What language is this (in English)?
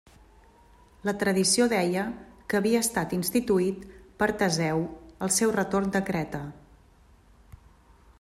Catalan